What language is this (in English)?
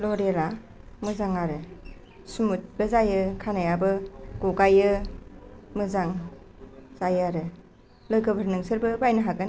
Bodo